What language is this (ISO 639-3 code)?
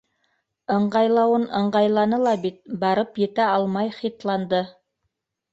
bak